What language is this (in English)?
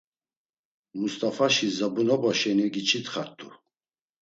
Laz